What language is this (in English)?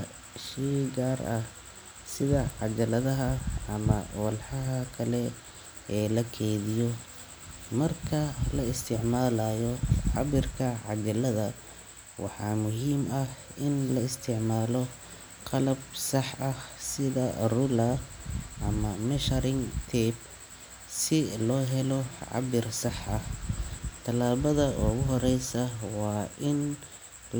Somali